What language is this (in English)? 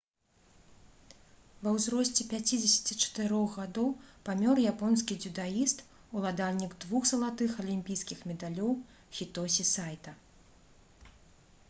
Belarusian